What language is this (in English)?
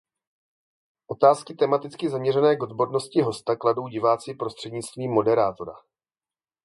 Czech